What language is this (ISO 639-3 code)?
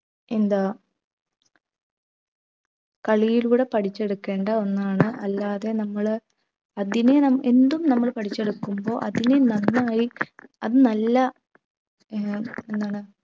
mal